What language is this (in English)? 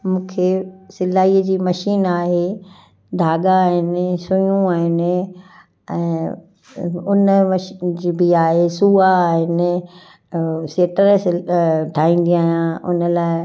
Sindhi